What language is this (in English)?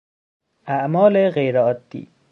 Persian